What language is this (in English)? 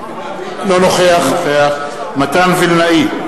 Hebrew